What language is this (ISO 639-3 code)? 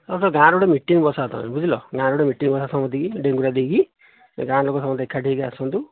ori